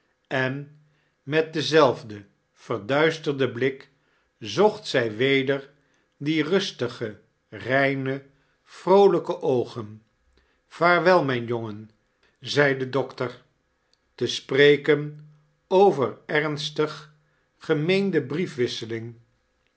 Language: Dutch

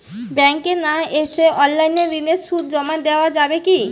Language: Bangla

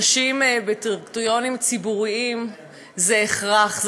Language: Hebrew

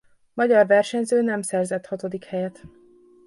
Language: Hungarian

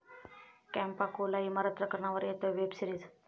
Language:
Marathi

